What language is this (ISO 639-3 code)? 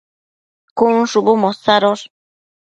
mcf